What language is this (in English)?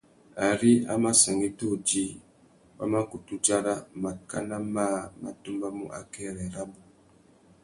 Tuki